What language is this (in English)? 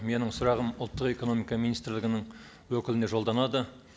Kazakh